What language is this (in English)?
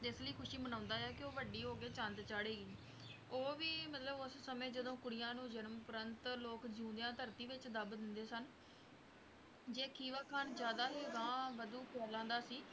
Punjabi